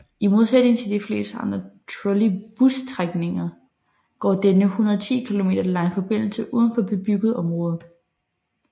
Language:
Danish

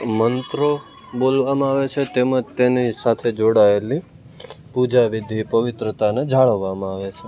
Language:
Gujarati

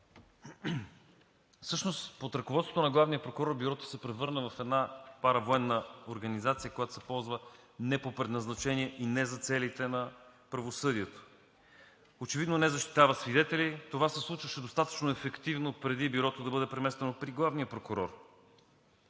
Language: Bulgarian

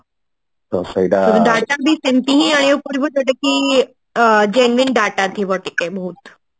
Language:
Odia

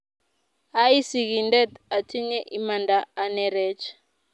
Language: Kalenjin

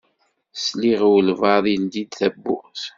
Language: Kabyle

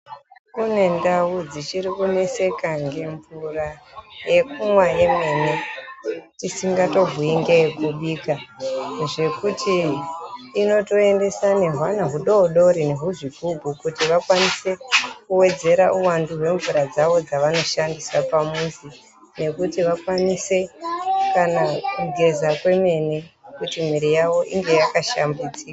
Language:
Ndau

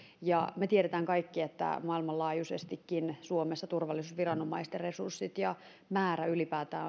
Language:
Finnish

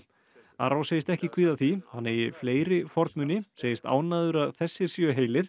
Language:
Icelandic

